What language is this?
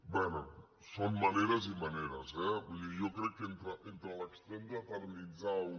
Catalan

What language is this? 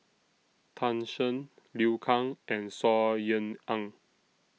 English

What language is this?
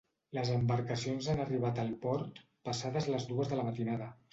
Catalan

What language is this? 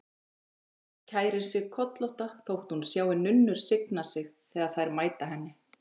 Icelandic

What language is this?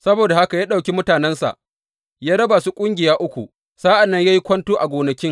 Hausa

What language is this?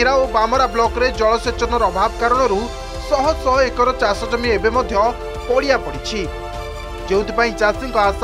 Hindi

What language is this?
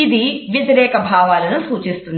Telugu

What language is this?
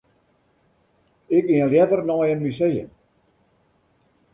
Western Frisian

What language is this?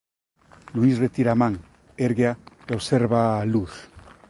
Galician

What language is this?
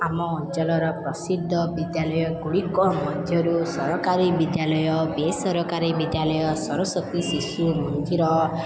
Odia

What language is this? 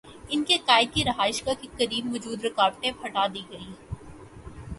Urdu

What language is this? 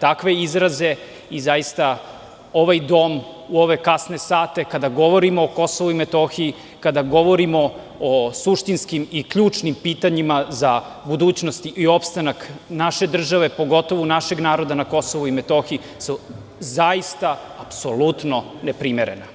Serbian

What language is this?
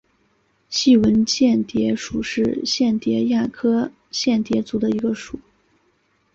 Chinese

